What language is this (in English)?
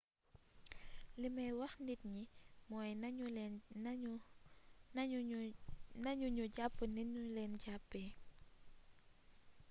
Wolof